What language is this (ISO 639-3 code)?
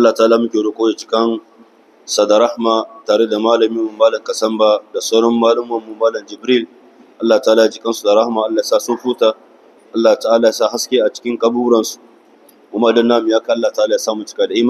ara